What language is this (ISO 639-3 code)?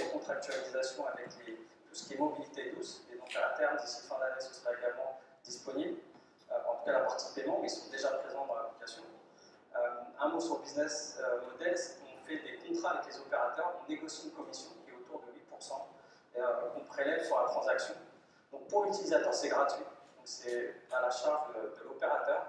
fra